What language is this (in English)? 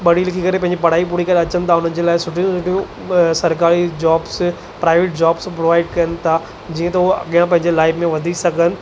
Sindhi